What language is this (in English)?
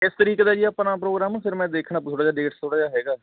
Punjabi